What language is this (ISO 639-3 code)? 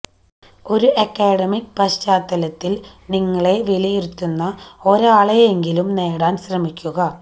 mal